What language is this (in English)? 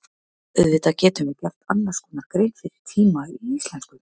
Icelandic